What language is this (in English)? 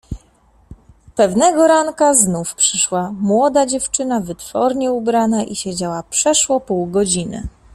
Polish